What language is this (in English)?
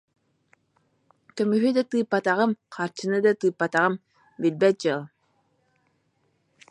Yakut